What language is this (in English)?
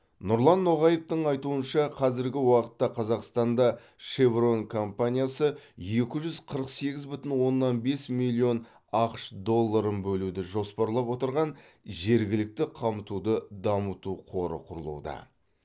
Kazakh